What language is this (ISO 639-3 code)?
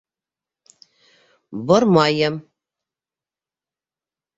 bak